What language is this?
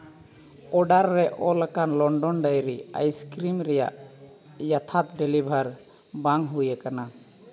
Santali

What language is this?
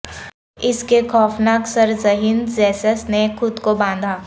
Urdu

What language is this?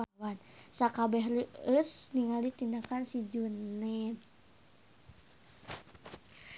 Sundanese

